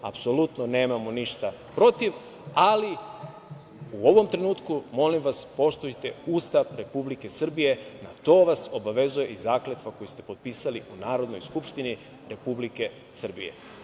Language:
Serbian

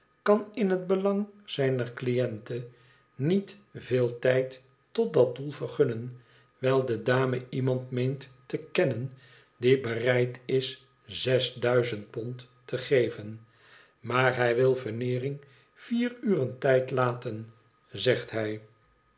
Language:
Dutch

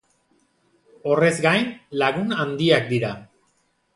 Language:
Basque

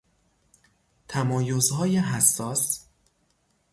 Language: Persian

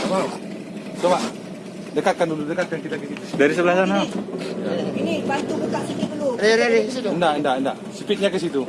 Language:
Indonesian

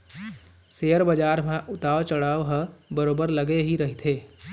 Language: Chhattisgarhi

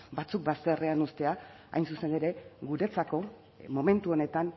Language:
Basque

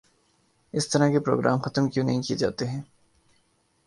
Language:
Urdu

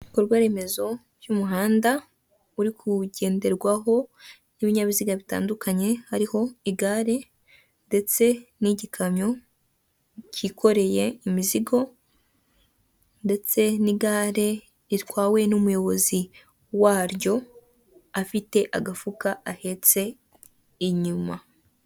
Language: Kinyarwanda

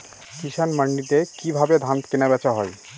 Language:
Bangla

